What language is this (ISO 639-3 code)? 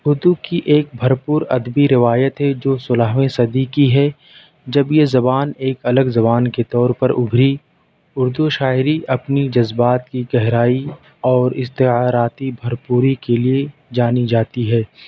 urd